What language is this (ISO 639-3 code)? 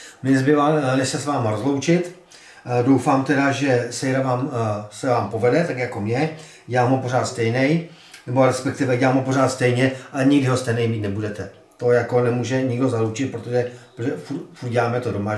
ces